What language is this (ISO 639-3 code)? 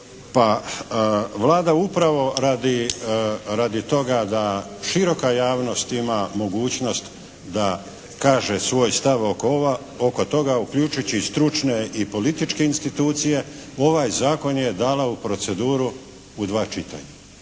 hrv